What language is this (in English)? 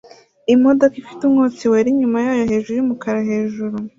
Kinyarwanda